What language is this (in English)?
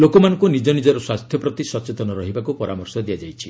Odia